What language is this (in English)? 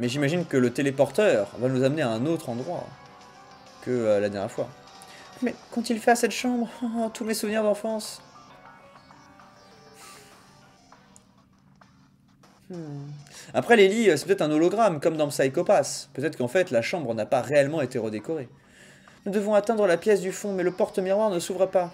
French